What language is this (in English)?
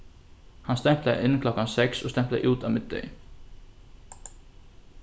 Faroese